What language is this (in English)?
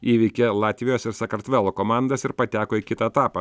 Lithuanian